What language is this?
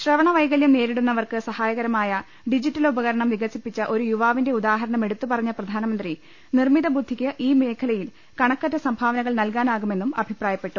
Malayalam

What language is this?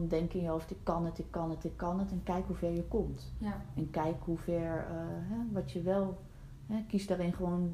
Dutch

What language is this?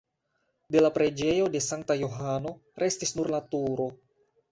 Esperanto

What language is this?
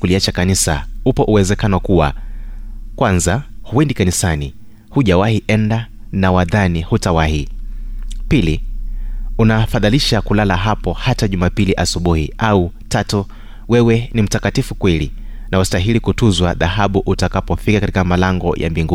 Swahili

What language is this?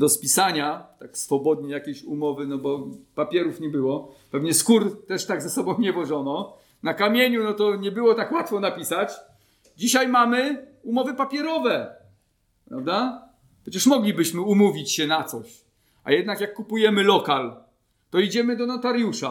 Polish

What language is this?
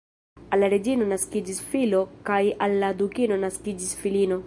Esperanto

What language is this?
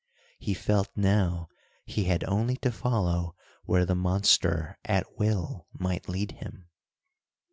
English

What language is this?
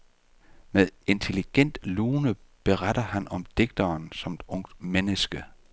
Danish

